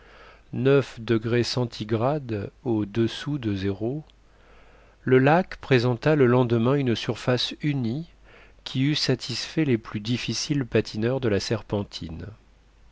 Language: French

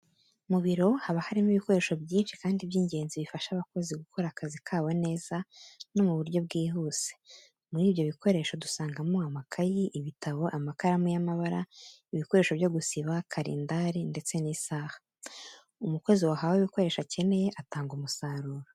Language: Kinyarwanda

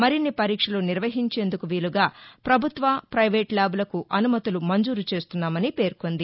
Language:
Telugu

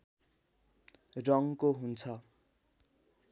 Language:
Nepali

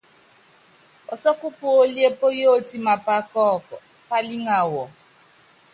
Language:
Yangben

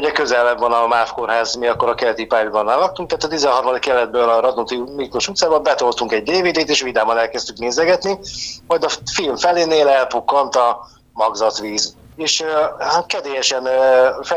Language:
Hungarian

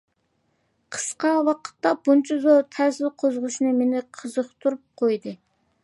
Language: Uyghur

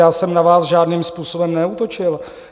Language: Czech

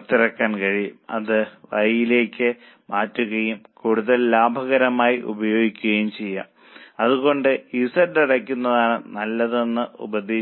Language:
Malayalam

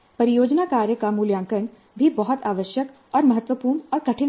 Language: Hindi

